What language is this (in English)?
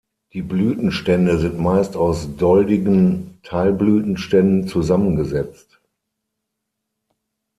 German